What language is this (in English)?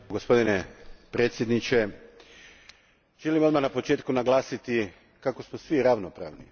Croatian